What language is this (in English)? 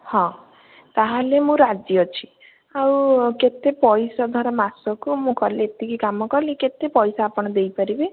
Odia